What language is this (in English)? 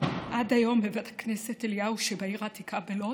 Hebrew